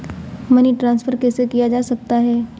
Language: Hindi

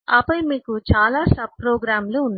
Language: Telugu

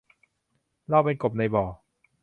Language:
Thai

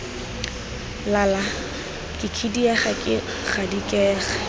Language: Tswana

